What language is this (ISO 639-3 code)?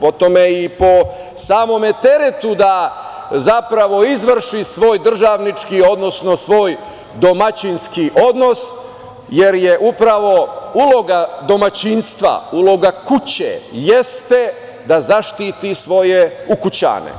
srp